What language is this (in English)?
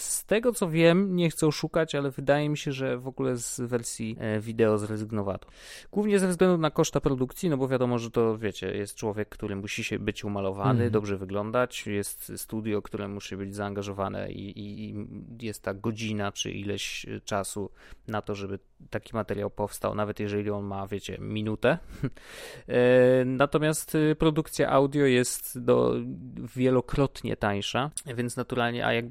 Polish